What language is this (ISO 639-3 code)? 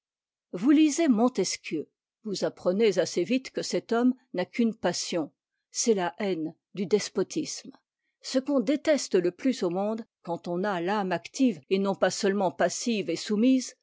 fra